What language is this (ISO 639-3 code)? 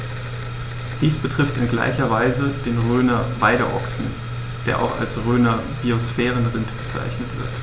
deu